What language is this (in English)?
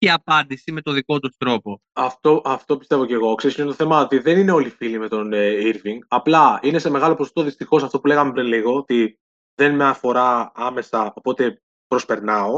Greek